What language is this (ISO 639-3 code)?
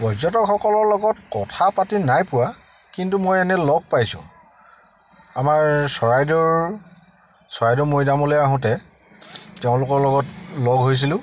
asm